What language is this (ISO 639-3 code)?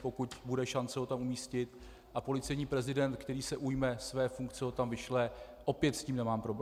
ces